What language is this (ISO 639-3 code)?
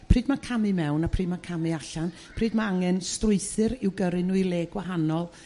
cym